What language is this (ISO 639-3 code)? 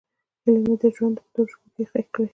pus